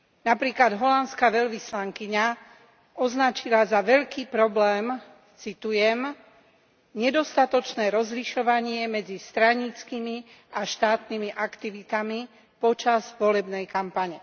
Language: Slovak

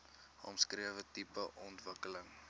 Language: Afrikaans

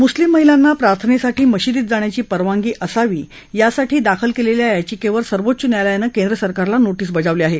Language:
Marathi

